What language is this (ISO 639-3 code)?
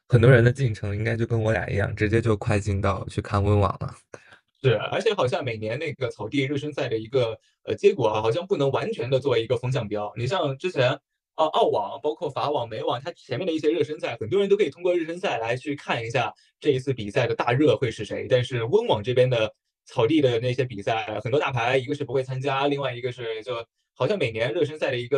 zho